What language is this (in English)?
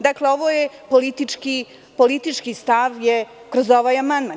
Serbian